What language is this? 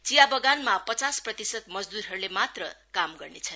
Nepali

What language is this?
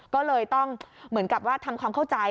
Thai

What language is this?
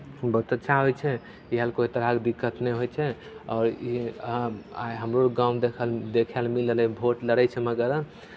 Maithili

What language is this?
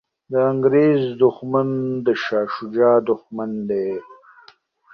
Pashto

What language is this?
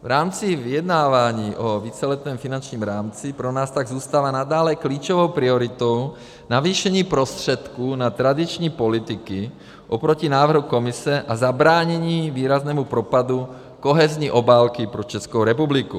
Czech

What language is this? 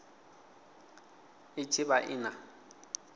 Venda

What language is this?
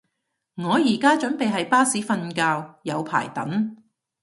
Cantonese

